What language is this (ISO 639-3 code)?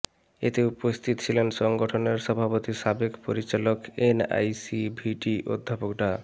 ben